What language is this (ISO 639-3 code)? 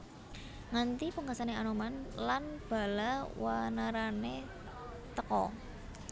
jav